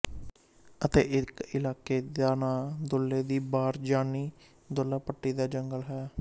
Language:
Punjabi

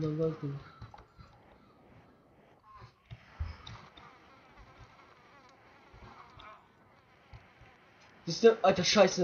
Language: German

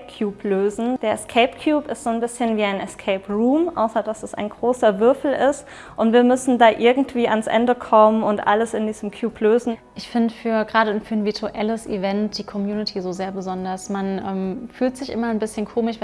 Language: German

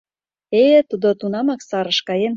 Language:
Mari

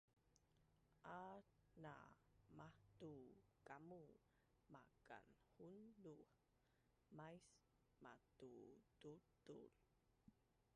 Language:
Bunun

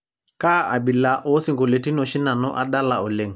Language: Masai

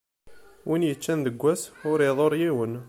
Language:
Kabyle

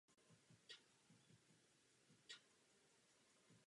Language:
Czech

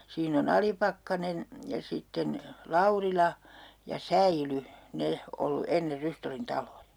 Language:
Finnish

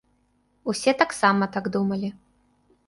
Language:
Belarusian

